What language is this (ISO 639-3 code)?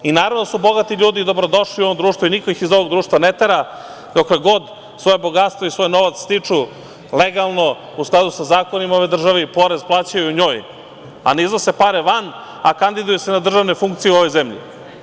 srp